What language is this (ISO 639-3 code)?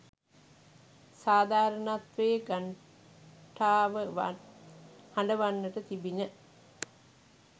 sin